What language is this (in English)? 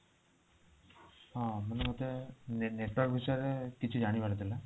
Odia